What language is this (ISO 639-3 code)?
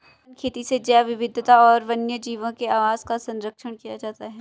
hin